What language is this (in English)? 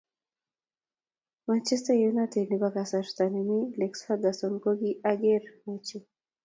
Kalenjin